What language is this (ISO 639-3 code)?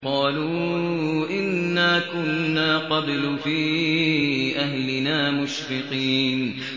ara